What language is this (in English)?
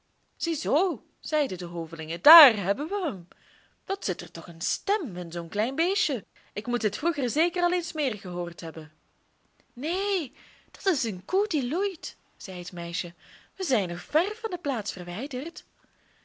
Dutch